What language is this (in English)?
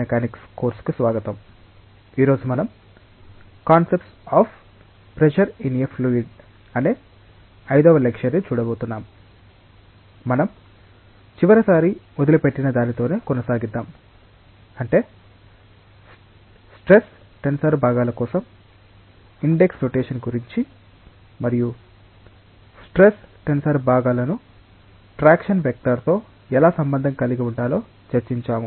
Telugu